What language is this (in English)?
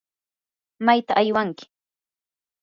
Yanahuanca Pasco Quechua